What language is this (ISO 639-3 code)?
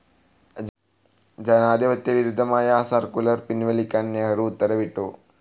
mal